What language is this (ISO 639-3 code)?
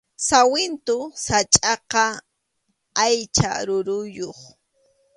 qxu